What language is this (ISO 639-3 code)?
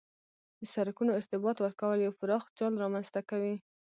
pus